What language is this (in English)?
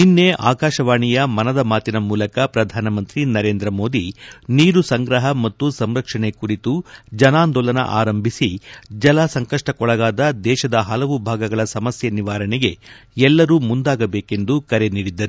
Kannada